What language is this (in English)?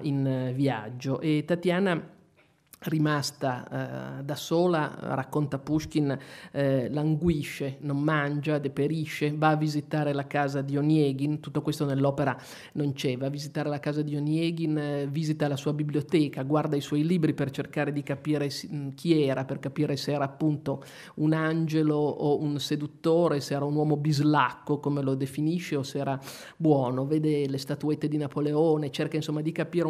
Italian